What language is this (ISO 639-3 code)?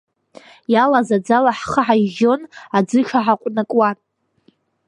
abk